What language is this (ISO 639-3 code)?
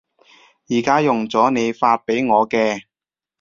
yue